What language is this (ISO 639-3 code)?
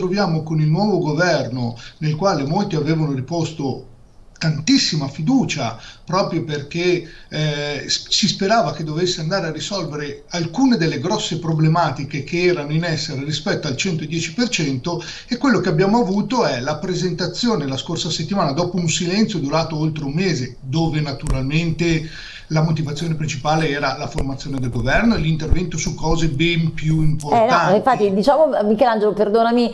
ita